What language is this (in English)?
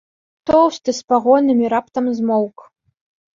Belarusian